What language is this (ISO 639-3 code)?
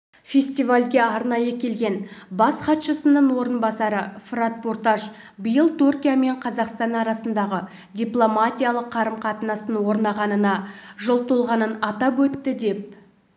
kaz